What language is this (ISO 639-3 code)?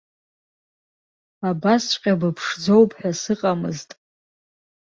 abk